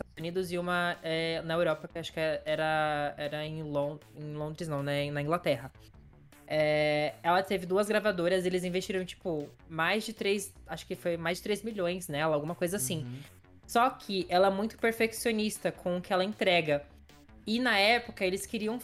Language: Portuguese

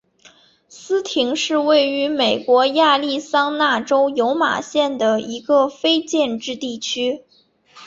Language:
Chinese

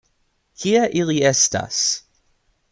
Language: Esperanto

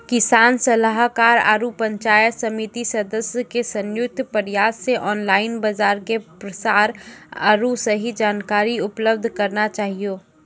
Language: Maithili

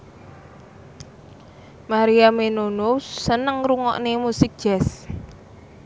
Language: Javanese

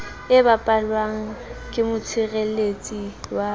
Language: Southern Sotho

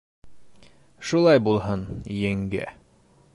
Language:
Bashkir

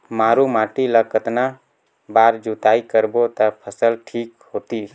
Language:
Chhattisgarhi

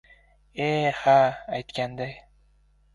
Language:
Uzbek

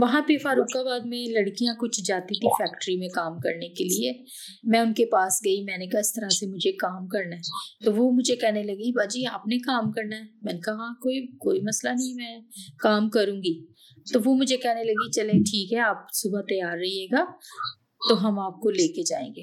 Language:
Urdu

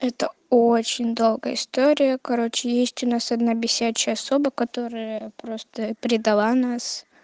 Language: Russian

